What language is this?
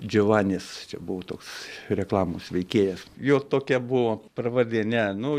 Lithuanian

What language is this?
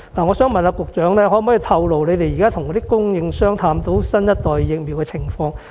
Cantonese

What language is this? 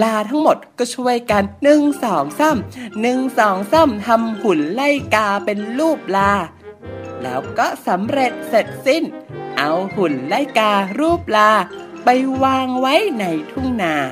Thai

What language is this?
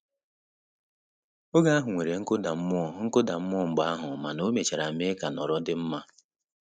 Igbo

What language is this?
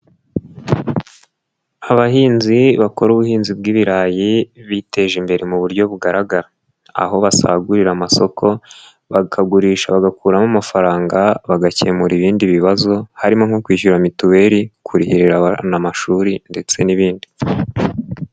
Kinyarwanda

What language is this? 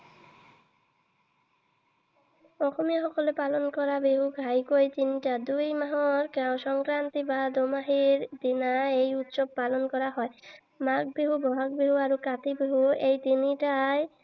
Assamese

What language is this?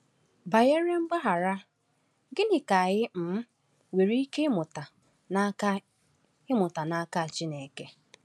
Igbo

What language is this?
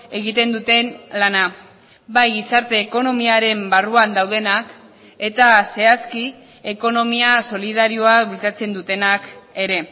Basque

